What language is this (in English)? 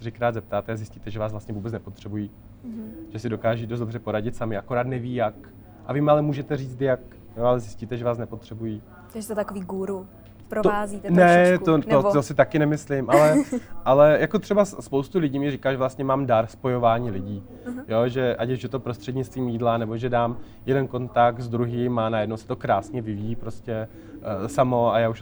Czech